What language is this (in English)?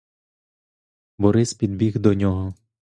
Ukrainian